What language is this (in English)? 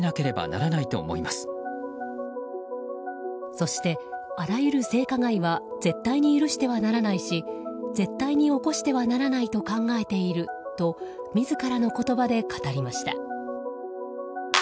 Japanese